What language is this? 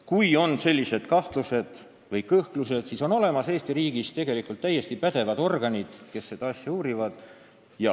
Estonian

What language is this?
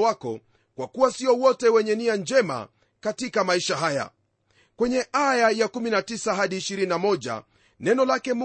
Swahili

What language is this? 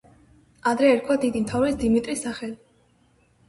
Georgian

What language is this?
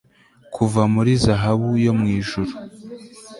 Kinyarwanda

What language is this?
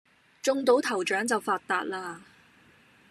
Cantonese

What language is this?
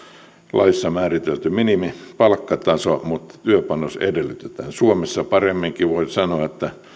Finnish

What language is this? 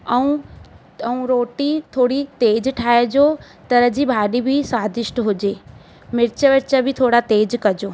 Sindhi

